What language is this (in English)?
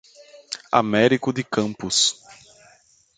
Portuguese